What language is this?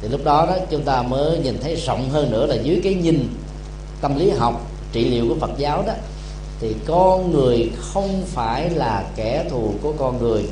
Vietnamese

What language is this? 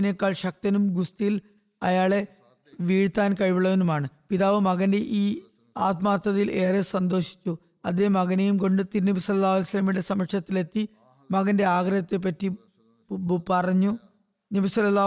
Malayalam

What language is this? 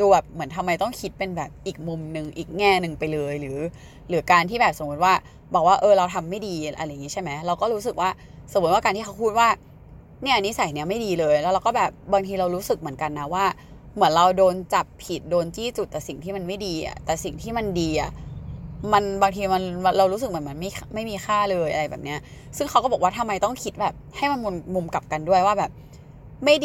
Thai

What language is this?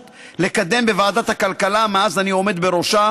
Hebrew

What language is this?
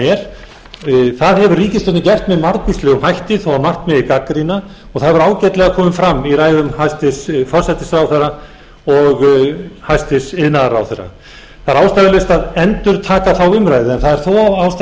Icelandic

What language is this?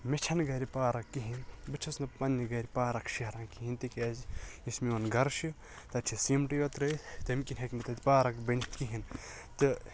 Kashmiri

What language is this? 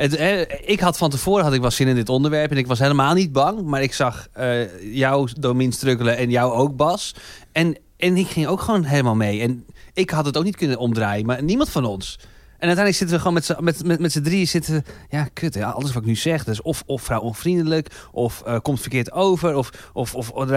Dutch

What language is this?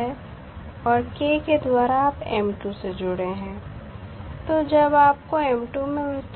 Hindi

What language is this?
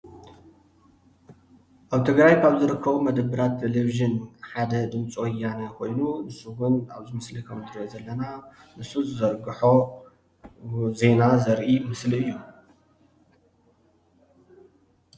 Tigrinya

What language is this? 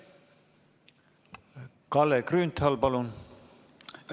Estonian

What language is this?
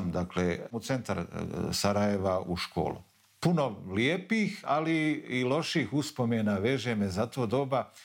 Croatian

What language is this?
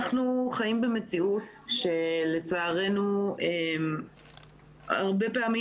Hebrew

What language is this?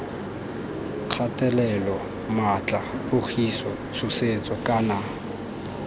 Tswana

